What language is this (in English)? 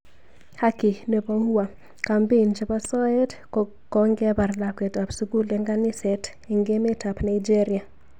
Kalenjin